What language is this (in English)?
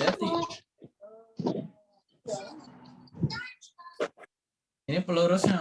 Indonesian